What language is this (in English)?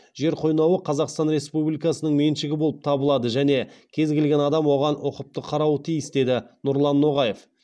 Kazakh